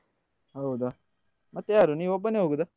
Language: Kannada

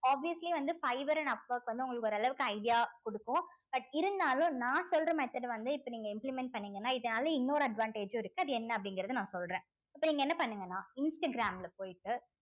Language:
Tamil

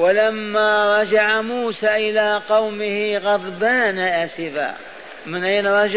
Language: Arabic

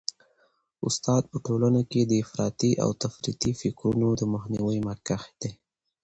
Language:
Pashto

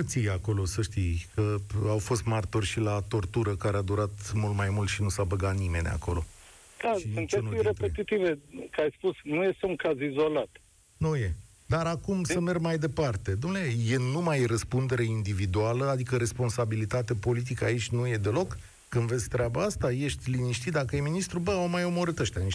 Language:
Romanian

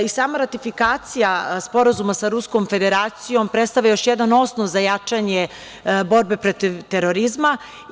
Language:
Serbian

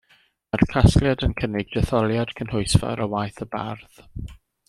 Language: Welsh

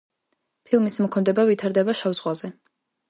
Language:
Georgian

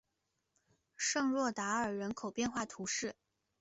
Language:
Chinese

